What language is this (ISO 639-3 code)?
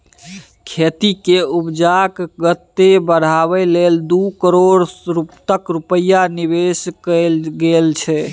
mai